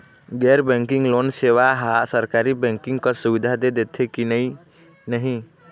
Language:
Chhattisgarhi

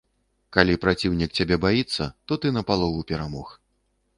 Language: Belarusian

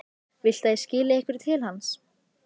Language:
Icelandic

